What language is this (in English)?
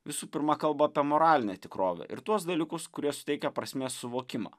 Lithuanian